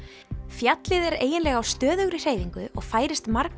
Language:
Icelandic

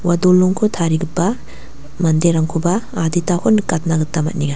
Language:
Garo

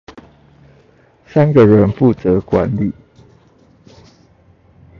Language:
Chinese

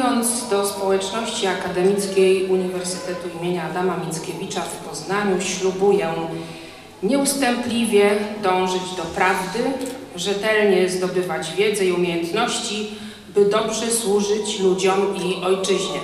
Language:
Polish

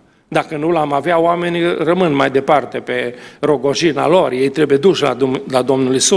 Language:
Romanian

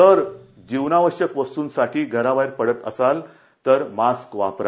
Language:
Marathi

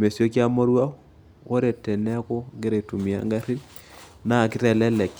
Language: Masai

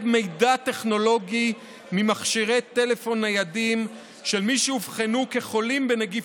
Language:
Hebrew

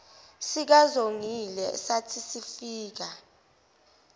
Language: Zulu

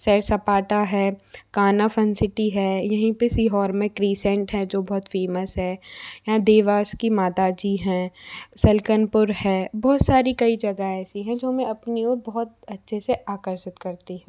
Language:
Hindi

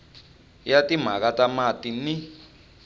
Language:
Tsonga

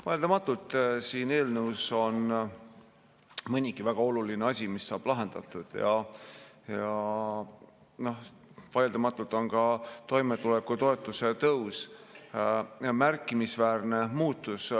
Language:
Estonian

